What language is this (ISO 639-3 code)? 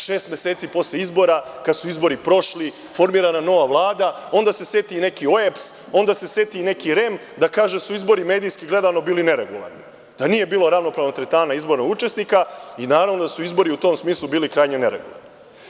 srp